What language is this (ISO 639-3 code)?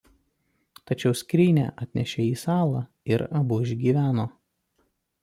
lit